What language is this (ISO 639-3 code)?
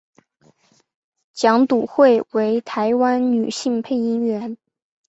zho